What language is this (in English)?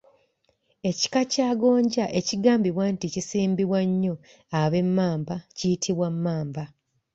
Ganda